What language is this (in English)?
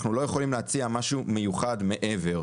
Hebrew